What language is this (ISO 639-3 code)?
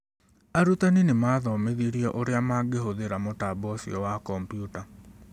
kik